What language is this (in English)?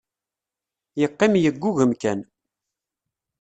Kabyle